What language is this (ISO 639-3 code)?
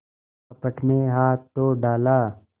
hin